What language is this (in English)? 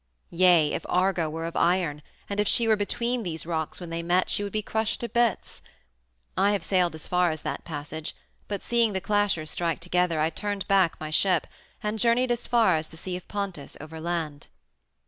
English